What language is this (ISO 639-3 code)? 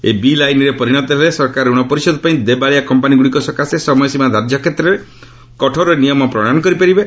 ori